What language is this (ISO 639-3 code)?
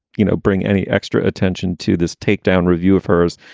eng